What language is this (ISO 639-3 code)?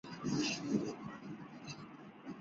zho